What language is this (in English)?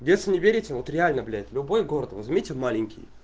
Russian